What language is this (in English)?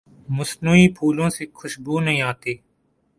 Urdu